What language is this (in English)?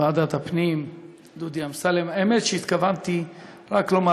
Hebrew